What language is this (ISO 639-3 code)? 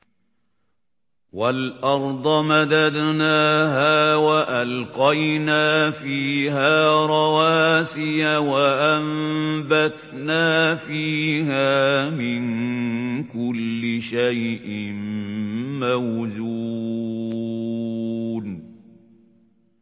ara